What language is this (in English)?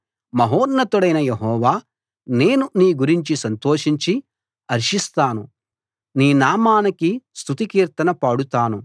Telugu